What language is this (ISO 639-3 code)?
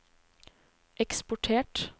nor